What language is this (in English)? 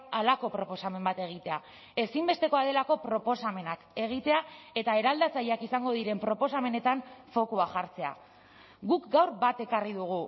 Basque